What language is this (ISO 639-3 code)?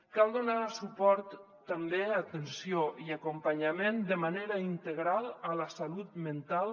cat